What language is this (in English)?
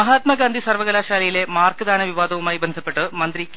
Malayalam